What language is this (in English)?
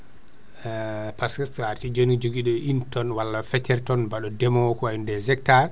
Fula